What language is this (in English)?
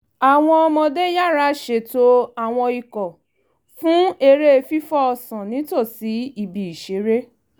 Yoruba